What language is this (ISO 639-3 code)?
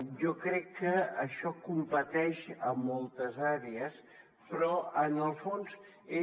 cat